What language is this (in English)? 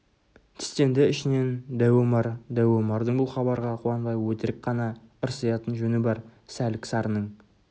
Kazakh